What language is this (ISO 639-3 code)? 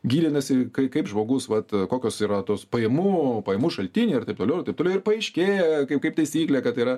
lit